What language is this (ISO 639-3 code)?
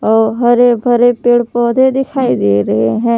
hin